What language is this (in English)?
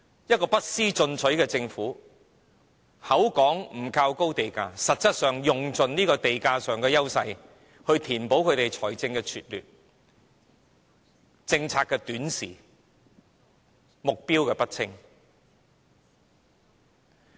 Cantonese